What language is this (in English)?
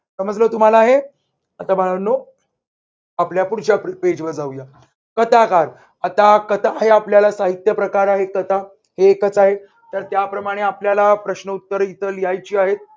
Marathi